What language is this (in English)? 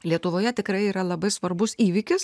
Lithuanian